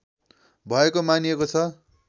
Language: Nepali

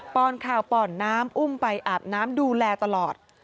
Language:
Thai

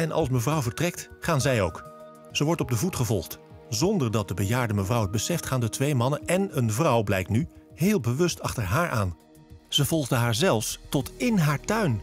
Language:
Dutch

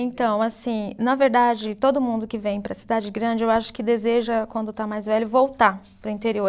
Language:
Portuguese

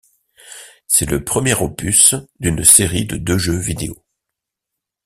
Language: French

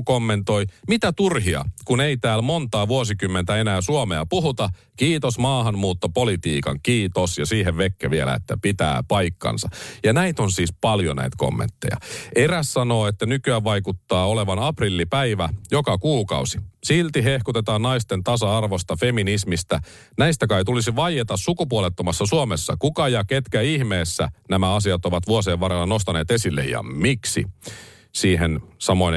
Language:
Finnish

